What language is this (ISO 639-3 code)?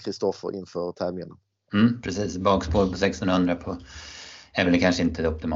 swe